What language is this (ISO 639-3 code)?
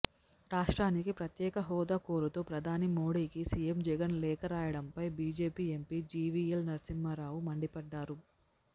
tel